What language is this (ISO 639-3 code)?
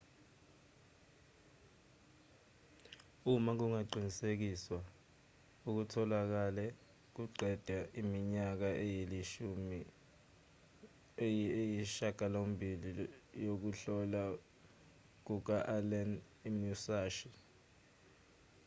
zul